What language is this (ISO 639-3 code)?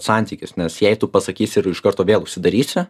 lit